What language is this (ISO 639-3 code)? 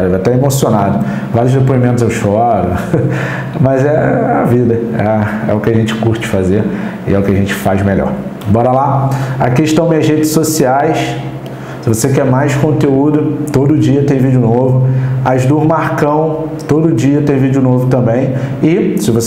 por